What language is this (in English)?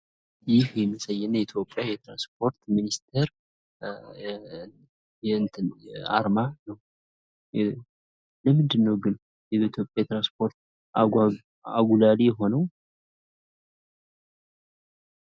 Amharic